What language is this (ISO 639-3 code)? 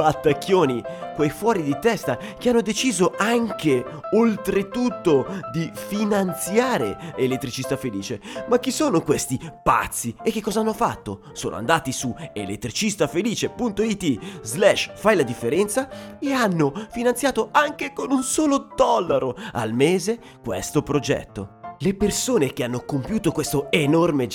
ita